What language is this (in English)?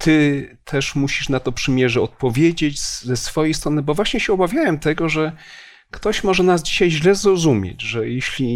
Polish